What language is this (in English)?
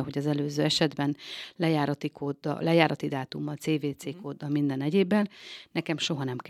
Hungarian